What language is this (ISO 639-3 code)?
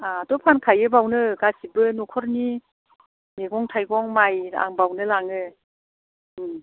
brx